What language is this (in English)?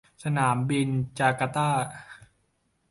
Thai